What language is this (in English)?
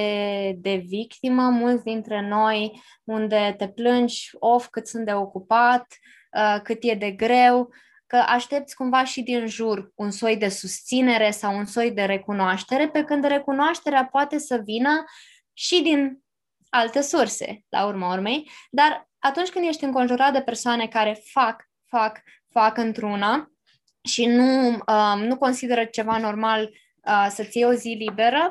Romanian